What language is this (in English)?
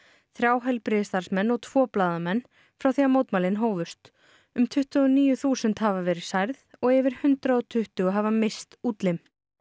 Icelandic